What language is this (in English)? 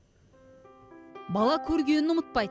Kazakh